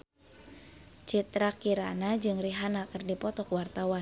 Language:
Sundanese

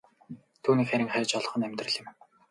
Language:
Mongolian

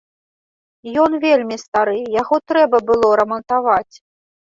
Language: Belarusian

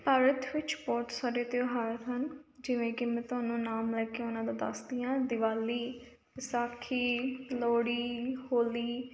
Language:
Punjabi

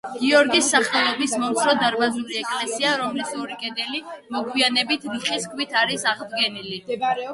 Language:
Georgian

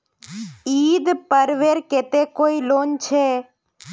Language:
Magahi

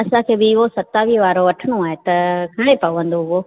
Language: Sindhi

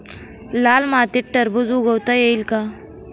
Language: Marathi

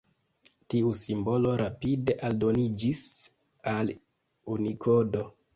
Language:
Esperanto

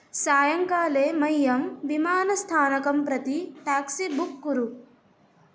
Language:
Sanskrit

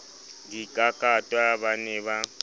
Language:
Southern Sotho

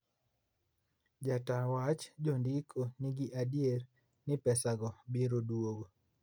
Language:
Luo (Kenya and Tanzania)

